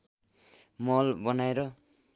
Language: Nepali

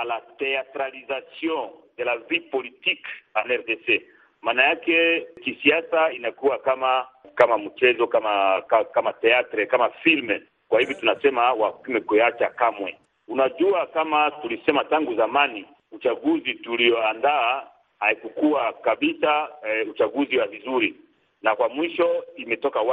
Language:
Swahili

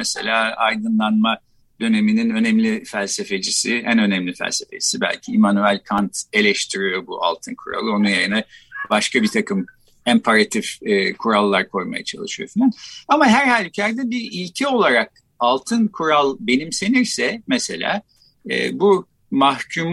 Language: Turkish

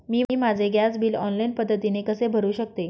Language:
Marathi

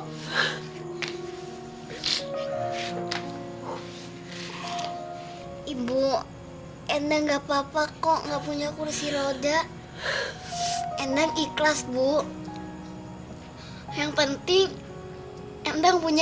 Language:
Indonesian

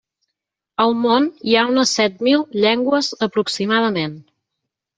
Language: Catalan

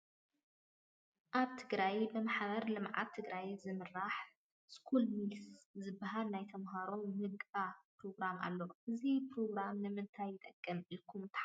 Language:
Tigrinya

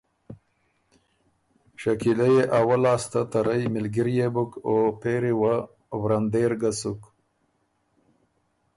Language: Ormuri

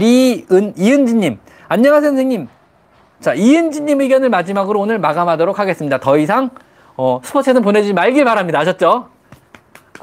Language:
Korean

